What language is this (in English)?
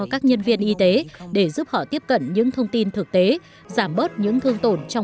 Vietnamese